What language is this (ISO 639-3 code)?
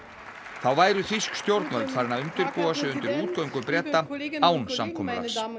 isl